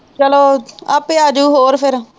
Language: Punjabi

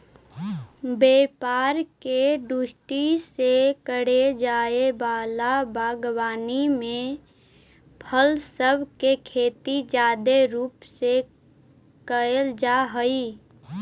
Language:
Magahi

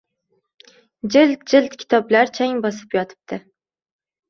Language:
Uzbek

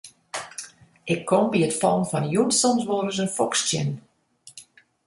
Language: Western Frisian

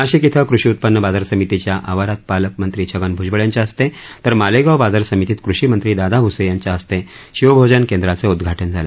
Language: Marathi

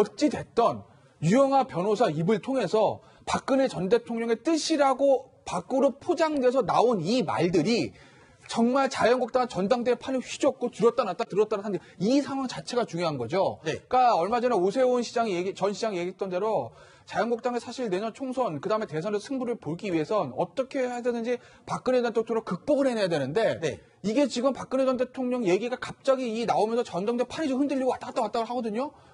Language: Korean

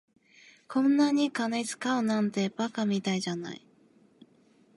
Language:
Japanese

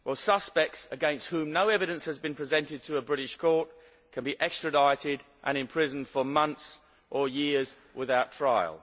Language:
English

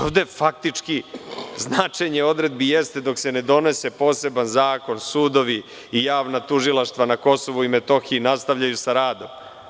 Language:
Serbian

